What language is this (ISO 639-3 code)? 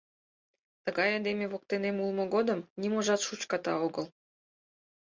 chm